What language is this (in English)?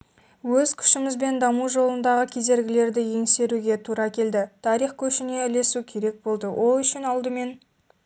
Kazakh